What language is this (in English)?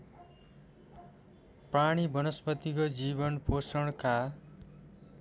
Nepali